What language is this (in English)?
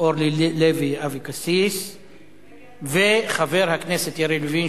Hebrew